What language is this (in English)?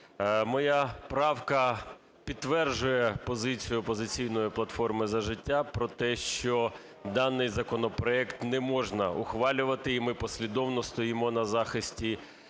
Ukrainian